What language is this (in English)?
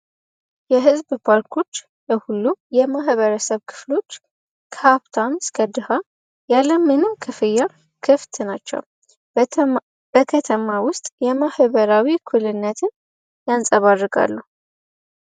Amharic